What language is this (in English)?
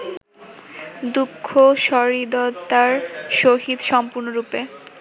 Bangla